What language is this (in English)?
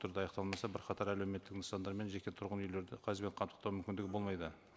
Kazakh